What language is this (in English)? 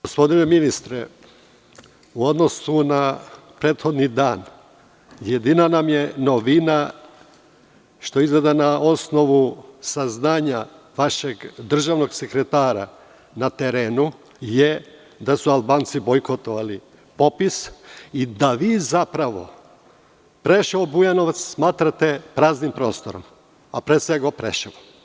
Serbian